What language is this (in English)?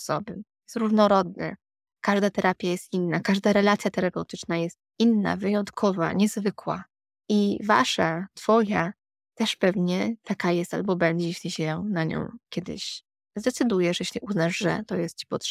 Polish